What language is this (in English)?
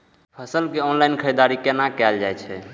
Maithili